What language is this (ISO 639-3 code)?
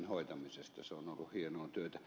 fin